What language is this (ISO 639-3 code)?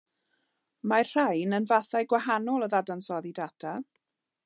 cym